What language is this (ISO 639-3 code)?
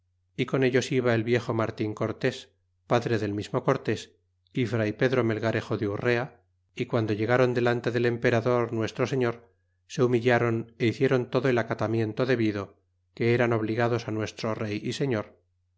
spa